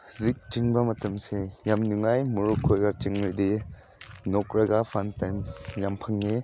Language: Manipuri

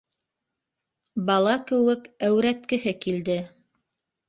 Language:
Bashkir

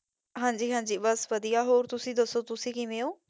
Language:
Punjabi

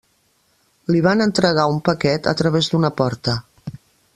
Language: Catalan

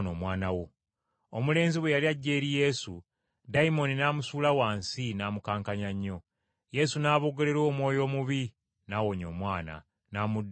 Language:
Ganda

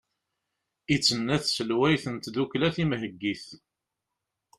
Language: Kabyle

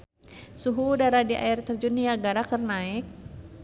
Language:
Sundanese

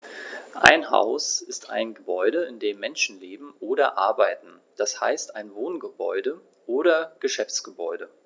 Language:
German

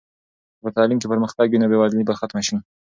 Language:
Pashto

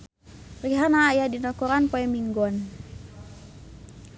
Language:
Sundanese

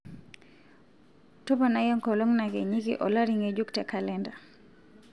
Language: Masai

